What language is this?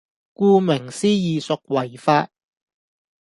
Cantonese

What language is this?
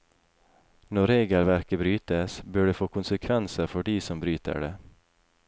Norwegian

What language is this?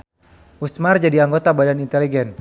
Sundanese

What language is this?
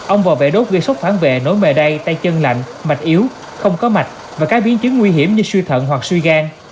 Vietnamese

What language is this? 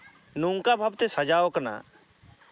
Santali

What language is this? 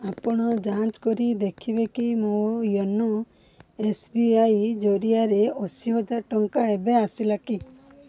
Odia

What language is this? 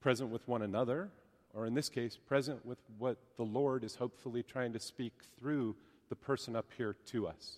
English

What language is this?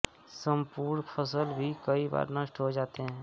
Hindi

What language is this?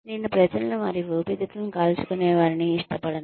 Telugu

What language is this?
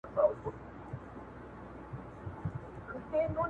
Pashto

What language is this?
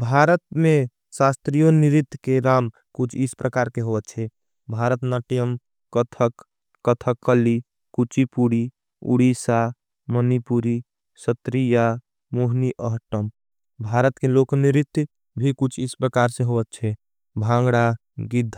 Angika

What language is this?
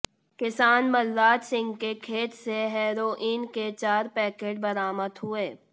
Hindi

